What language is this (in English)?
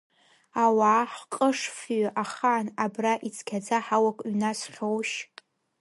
Abkhazian